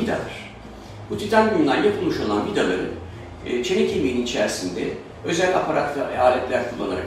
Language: Turkish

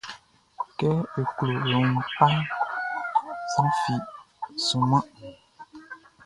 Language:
Baoulé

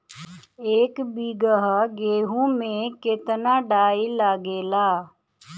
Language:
Bhojpuri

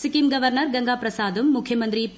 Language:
Malayalam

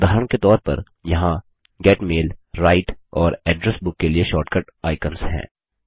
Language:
Hindi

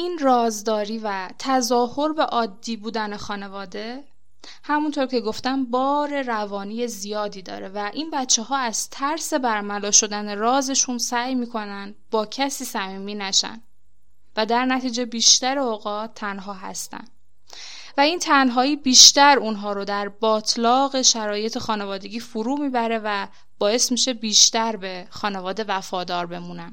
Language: Persian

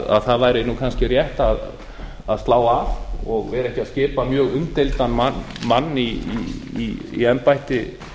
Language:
Icelandic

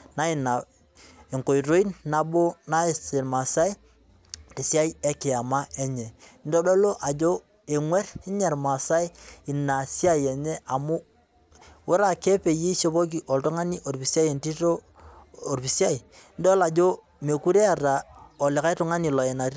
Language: Masai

